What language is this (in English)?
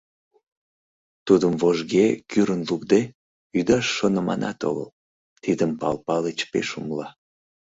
Mari